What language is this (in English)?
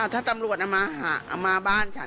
Thai